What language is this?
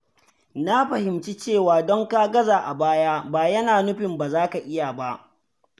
Hausa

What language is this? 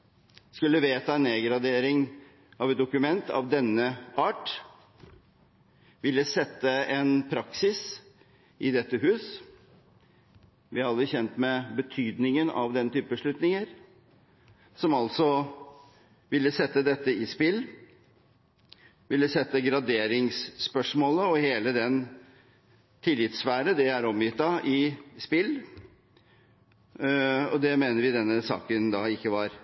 Norwegian Bokmål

